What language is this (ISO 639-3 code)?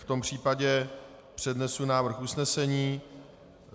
ces